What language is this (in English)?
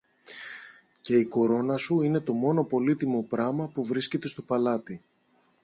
Greek